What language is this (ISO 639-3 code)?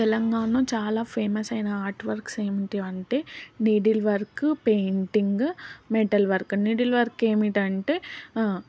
tel